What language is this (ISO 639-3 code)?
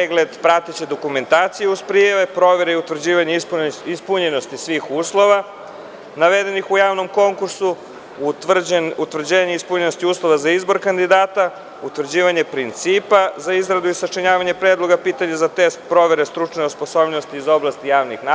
srp